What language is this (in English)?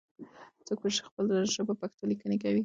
Pashto